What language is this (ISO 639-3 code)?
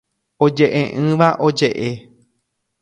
grn